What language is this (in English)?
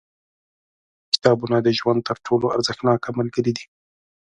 Pashto